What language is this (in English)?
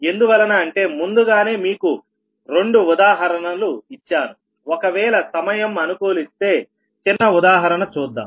Telugu